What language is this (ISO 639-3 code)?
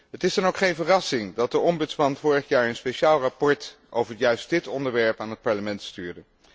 nld